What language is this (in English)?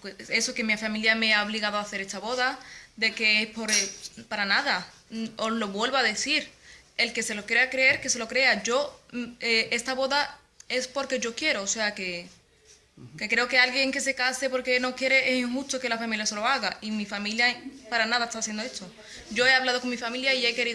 Spanish